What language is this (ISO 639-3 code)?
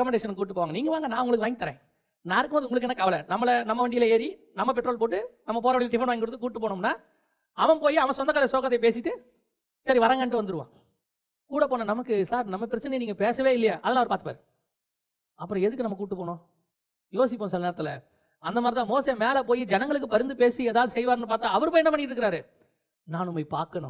tam